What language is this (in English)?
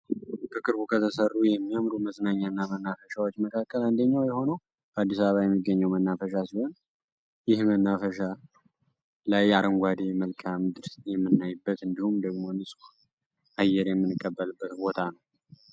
Amharic